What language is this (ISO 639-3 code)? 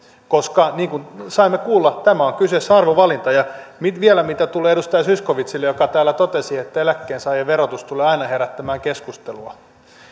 fin